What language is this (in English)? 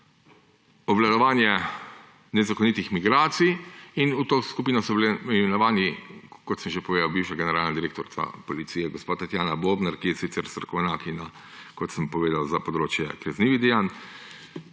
Slovenian